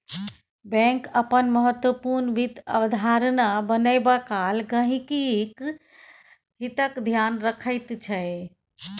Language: Maithili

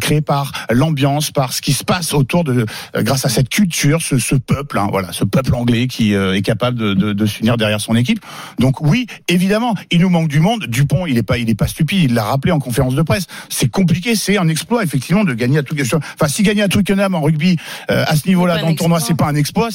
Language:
French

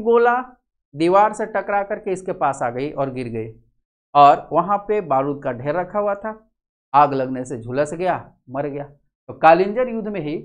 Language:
Hindi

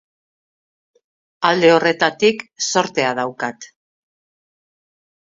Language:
Basque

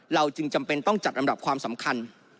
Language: Thai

